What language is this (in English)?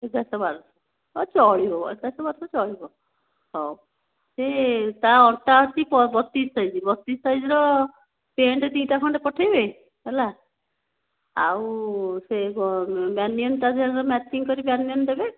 Odia